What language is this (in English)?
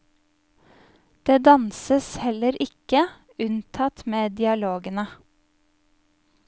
Norwegian